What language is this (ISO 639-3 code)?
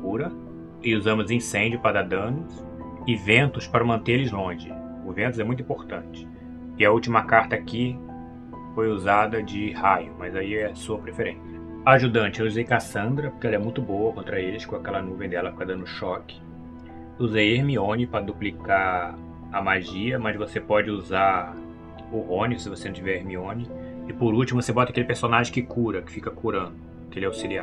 por